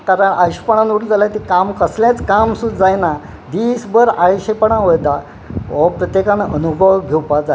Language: Konkani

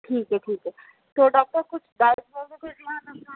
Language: Urdu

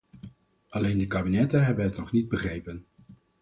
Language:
Dutch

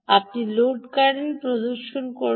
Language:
Bangla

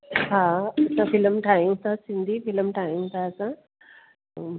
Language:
Sindhi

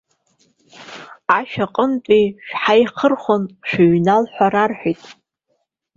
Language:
Abkhazian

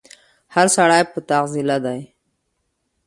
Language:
Pashto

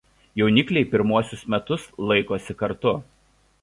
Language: Lithuanian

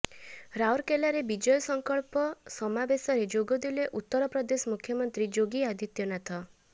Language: Odia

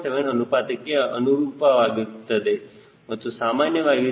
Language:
Kannada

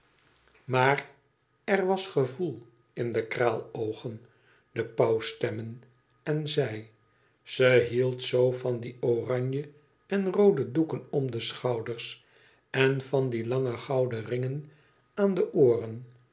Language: Dutch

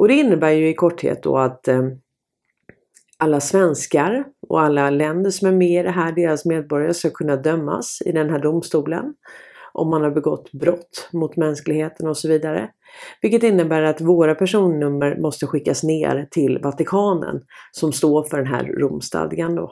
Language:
Swedish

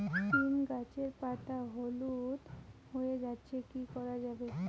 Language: Bangla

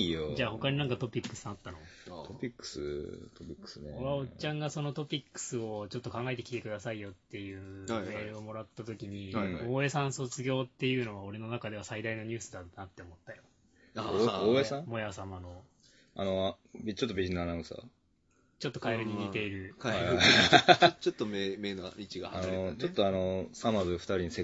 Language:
Japanese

